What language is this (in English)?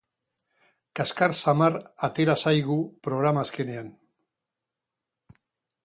Basque